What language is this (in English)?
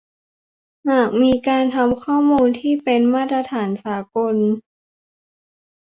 Thai